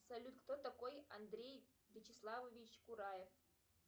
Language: Russian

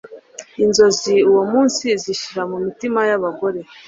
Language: Kinyarwanda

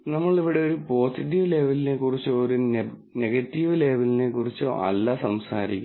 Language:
Malayalam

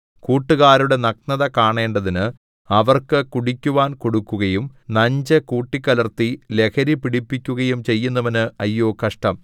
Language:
Malayalam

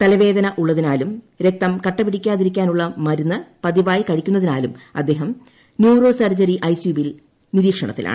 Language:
Malayalam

